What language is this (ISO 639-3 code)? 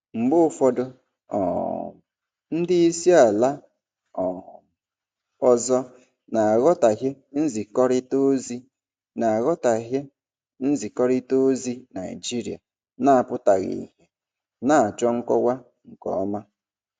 ibo